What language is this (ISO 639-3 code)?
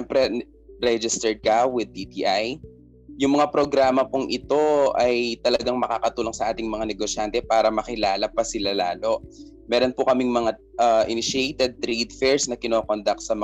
fil